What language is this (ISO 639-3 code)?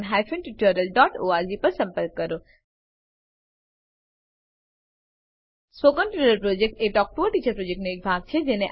guj